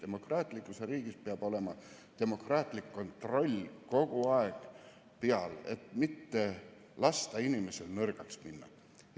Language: Estonian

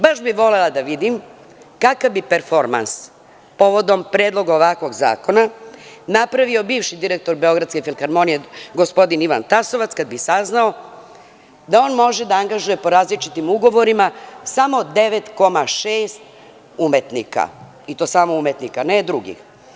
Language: Serbian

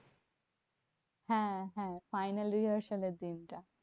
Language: Bangla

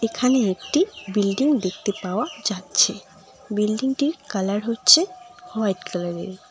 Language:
Bangla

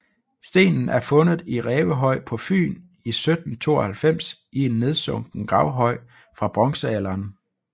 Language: Danish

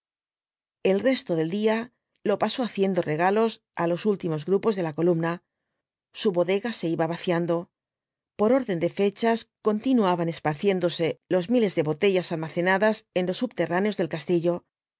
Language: Spanish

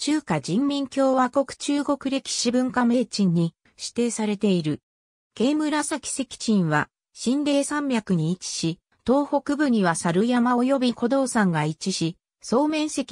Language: Japanese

